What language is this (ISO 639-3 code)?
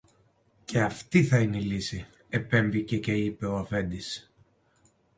ell